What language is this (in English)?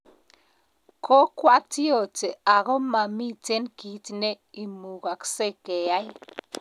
Kalenjin